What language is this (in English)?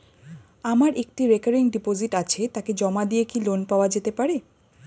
Bangla